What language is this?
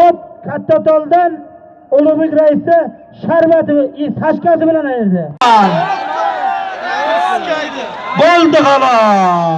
Turkish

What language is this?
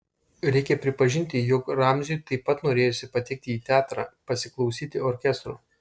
Lithuanian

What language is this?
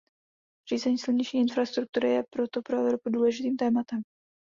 Czech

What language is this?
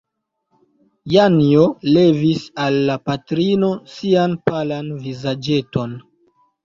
Esperanto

